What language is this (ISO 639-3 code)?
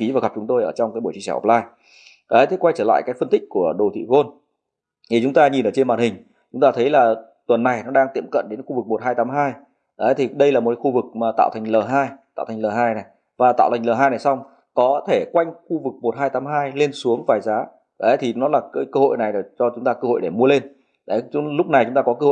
vie